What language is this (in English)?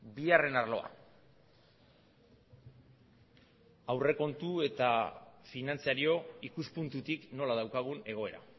Basque